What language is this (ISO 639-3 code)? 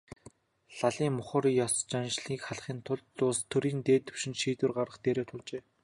mon